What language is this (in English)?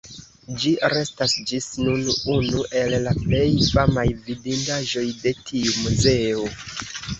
Esperanto